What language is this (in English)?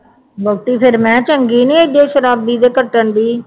Punjabi